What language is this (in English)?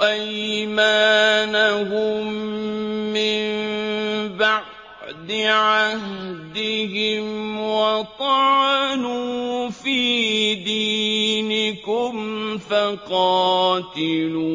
Arabic